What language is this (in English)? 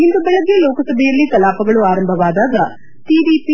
Kannada